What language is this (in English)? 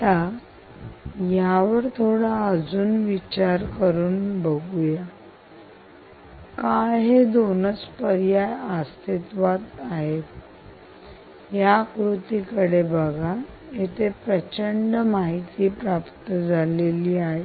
Marathi